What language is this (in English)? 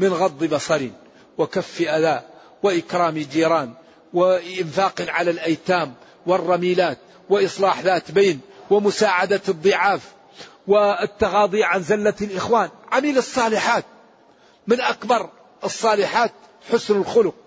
Arabic